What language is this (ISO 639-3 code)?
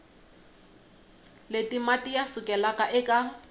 tso